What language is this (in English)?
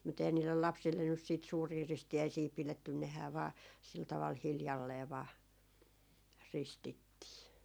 Finnish